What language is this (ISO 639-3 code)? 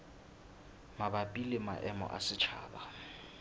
sot